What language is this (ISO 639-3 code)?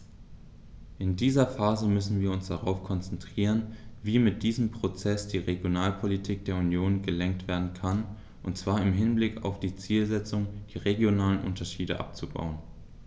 deu